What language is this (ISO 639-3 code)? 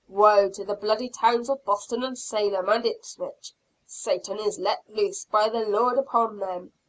eng